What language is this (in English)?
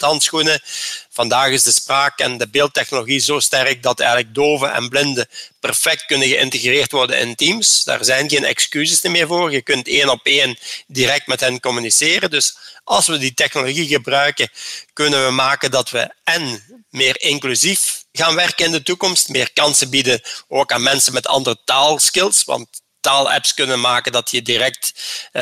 Dutch